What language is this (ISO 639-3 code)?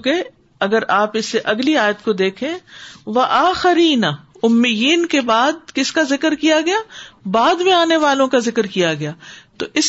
urd